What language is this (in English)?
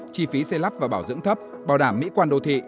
Vietnamese